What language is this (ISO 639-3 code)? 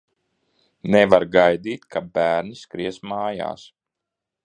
lav